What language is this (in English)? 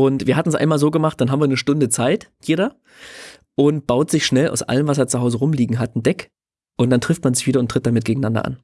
German